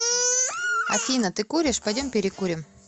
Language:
Russian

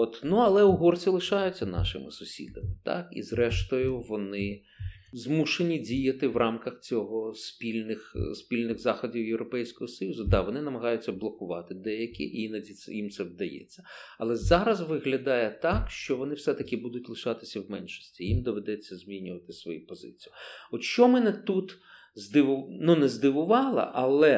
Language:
Ukrainian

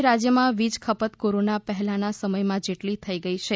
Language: Gujarati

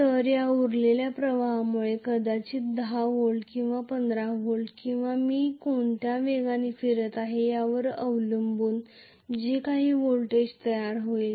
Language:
Marathi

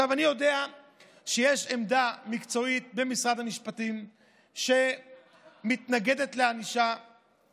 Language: Hebrew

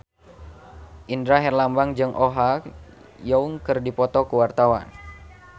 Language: Sundanese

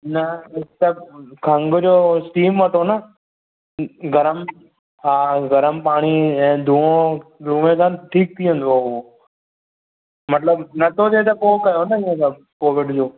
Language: Sindhi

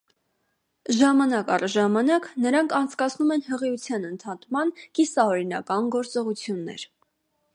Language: Armenian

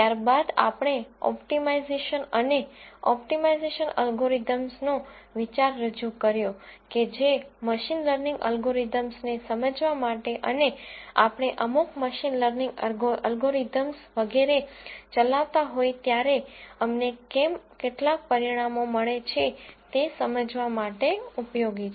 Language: Gujarati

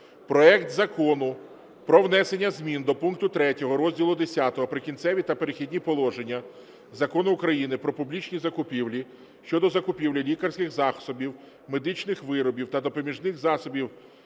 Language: Ukrainian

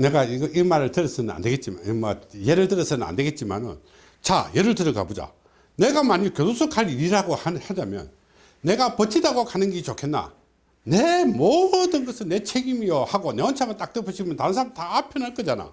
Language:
Korean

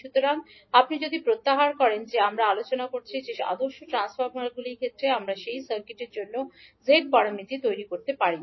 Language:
Bangla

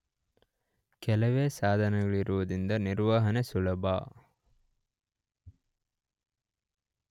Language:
Kannada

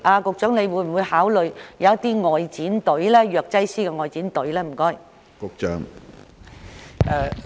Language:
Cantonese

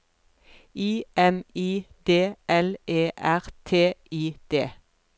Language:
Norwegian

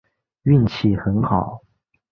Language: Chinese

